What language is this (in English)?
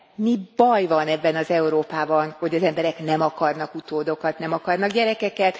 Hungarian